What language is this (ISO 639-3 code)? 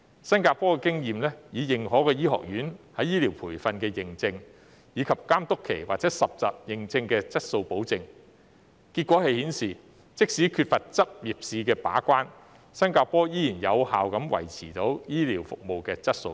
yue